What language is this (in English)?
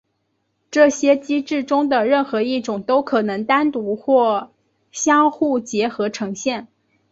Chinese